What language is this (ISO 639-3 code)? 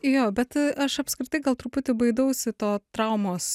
lit